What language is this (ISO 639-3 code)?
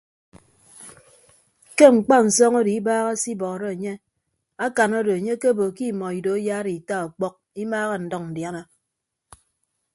ibb